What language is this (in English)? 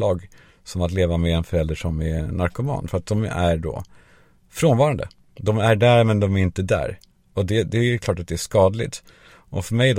Swedish